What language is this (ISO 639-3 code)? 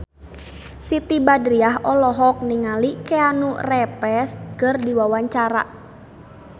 sun